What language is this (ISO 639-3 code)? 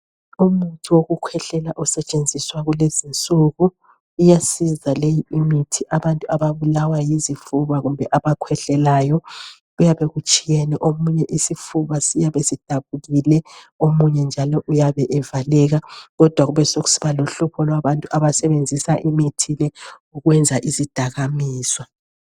nde